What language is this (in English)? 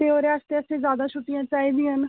Dogri